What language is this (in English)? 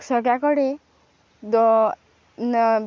Konkani